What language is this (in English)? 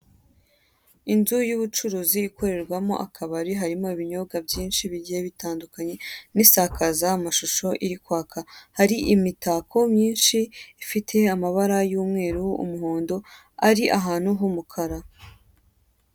Kinyarwanda